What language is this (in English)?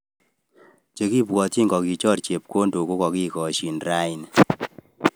Kalenjin